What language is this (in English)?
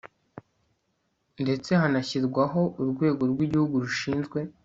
Kinyarwanda